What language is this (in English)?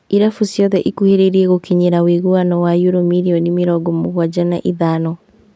Kikuyu